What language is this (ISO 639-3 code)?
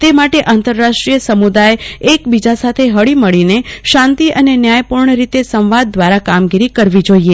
guj